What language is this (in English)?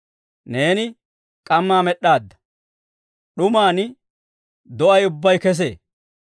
Dawro